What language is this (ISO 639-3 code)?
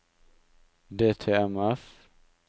nor